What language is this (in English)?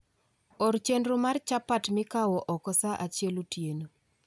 Luo (Kenya and Tanzania)